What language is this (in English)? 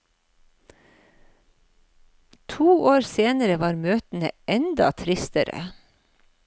Norwegian